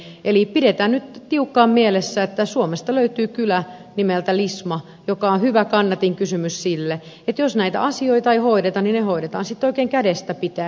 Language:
Finnish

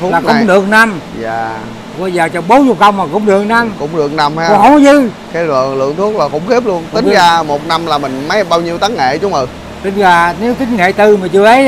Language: Vietnamese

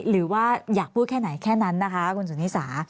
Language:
Thai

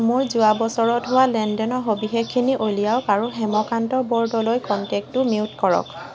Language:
Assamese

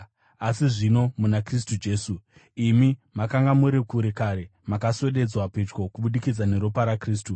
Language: Shona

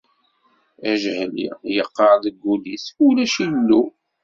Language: Kabyle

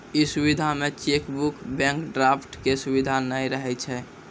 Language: Maithili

